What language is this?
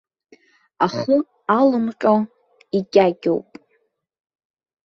Abkhazian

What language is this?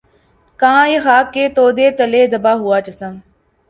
Urdu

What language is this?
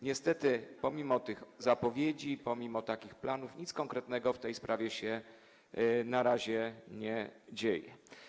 Polish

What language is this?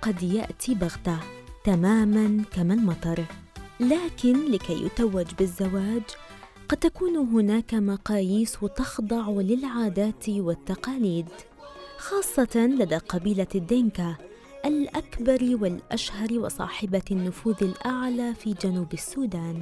Arabic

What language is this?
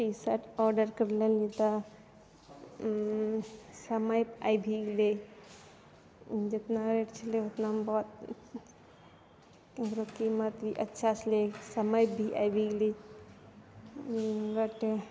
Maithili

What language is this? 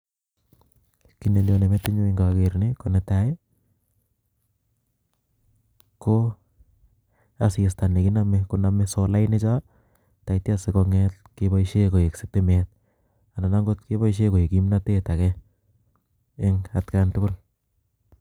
Kalenjin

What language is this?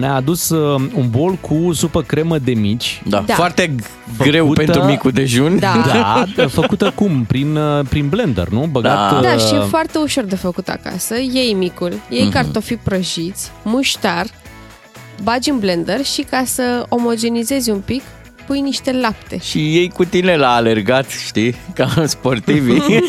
Romanian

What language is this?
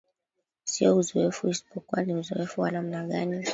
Swahili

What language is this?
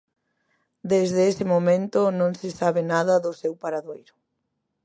Galician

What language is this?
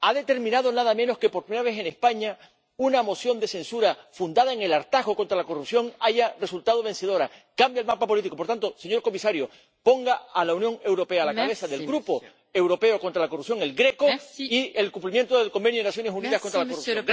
Spanish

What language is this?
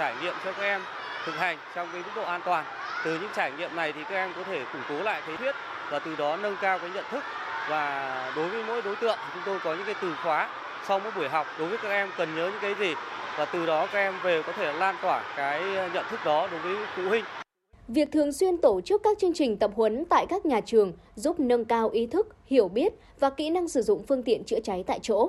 Vietnamese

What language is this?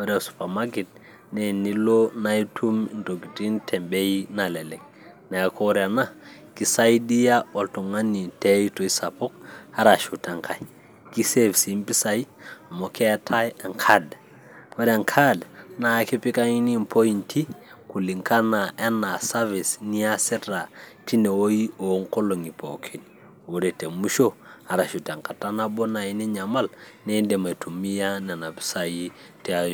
Masai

